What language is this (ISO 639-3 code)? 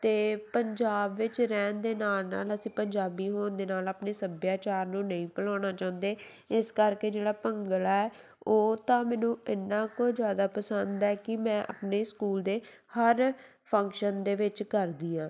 pan